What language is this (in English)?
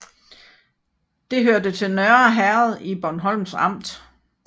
Danish